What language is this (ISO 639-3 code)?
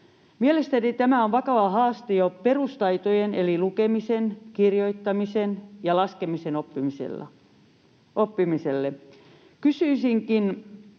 fin